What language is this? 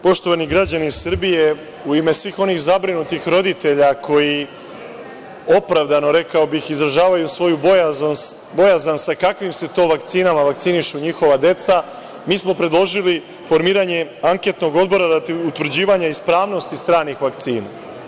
Serbian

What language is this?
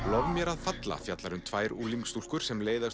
Icelandic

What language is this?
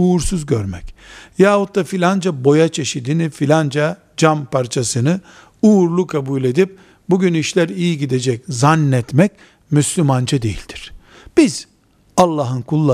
Turkish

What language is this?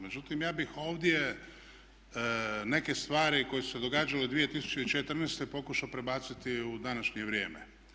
Croatian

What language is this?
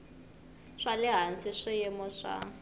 Tsonga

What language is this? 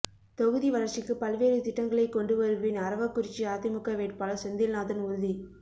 Tamil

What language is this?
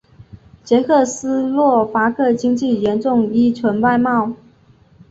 Chinese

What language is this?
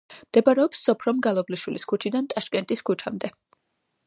Georgian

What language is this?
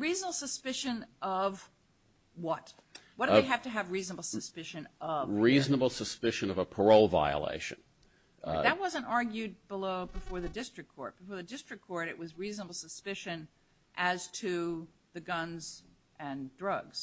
English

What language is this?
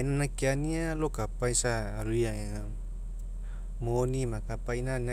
Mekeo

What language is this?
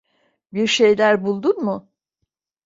Turkish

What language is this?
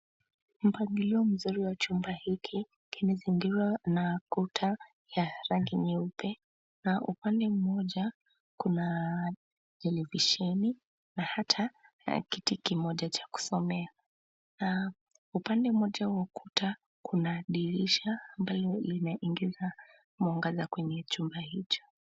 Swahili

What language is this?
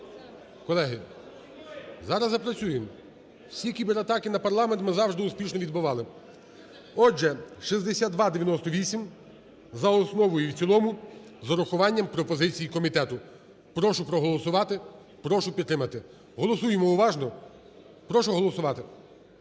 Ukrainian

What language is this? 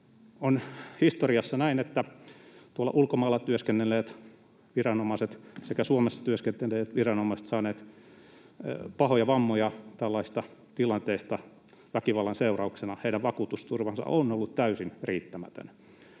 Finnish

